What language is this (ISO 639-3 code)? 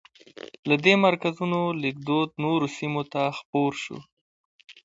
pus